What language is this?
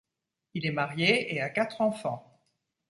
French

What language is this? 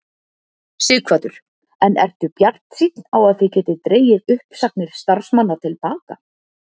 Icelandic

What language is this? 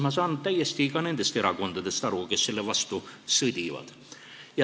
Estonian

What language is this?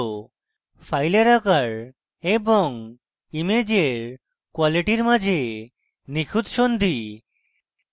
Bangla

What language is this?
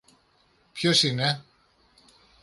Greek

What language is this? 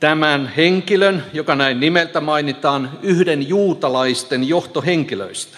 Finnish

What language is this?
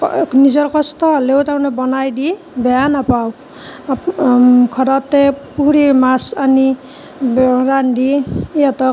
Assamese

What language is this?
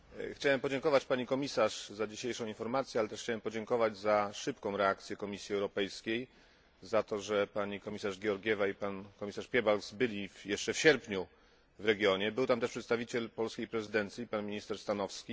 Polish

